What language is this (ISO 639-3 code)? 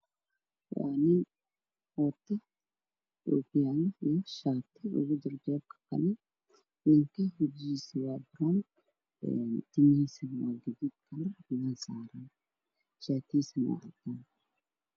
som